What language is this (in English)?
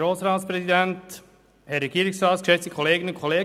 Swiss German